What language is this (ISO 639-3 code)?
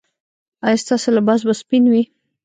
pus